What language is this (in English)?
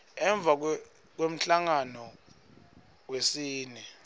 Swati